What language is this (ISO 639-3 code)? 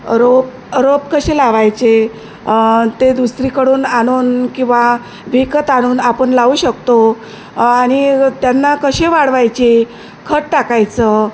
mar